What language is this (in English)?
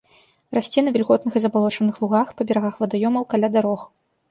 Belarusian